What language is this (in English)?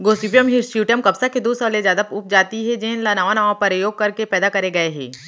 Chhattisgarhi